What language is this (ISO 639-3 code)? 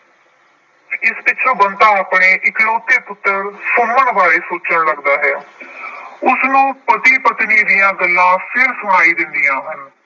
pan